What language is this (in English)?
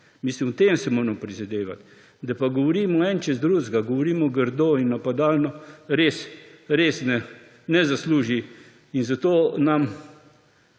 Slovenian